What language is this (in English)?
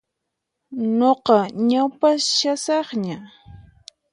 Puno Quechua